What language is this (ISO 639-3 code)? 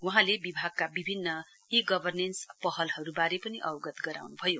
nep